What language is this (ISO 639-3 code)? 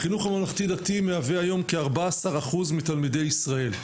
heb